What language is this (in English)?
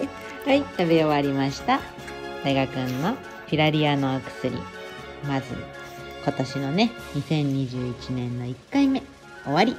Japanese